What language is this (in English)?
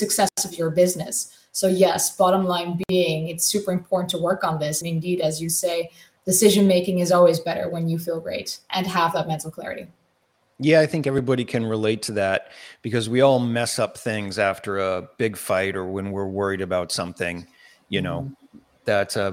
English